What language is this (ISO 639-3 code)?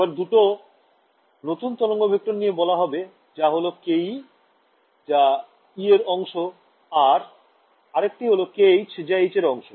ben